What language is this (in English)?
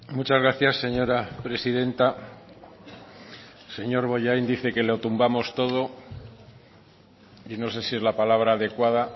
Spanish